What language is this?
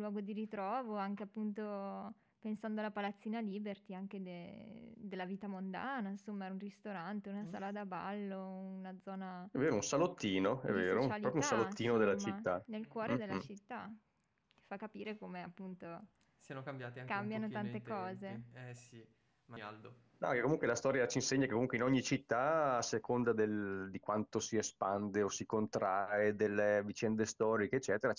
Italian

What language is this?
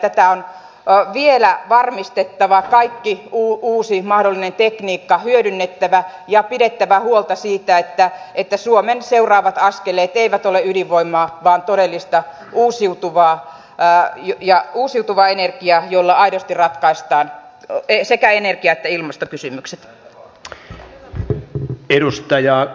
Finnish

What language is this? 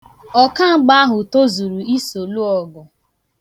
Igbo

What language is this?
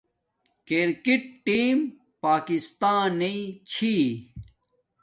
Domaaki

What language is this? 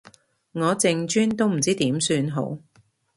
Cantonese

